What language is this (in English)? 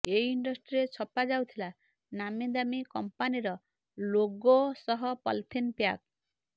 Odia